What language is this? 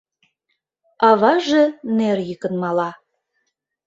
Mari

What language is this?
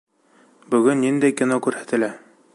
Bashkir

